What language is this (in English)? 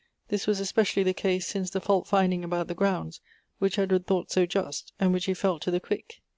English